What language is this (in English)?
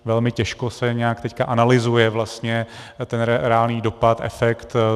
Czech